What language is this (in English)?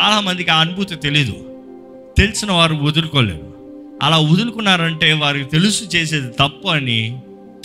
Telugu